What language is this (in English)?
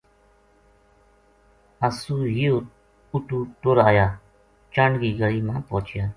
Gujari